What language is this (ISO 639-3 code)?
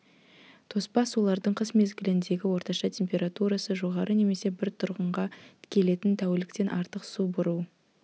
kaz